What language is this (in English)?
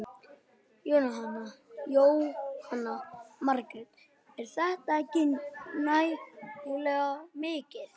Icelandic